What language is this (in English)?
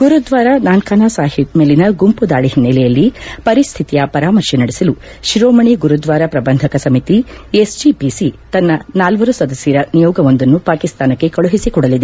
Kannada